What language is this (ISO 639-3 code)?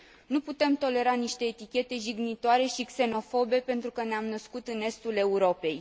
ron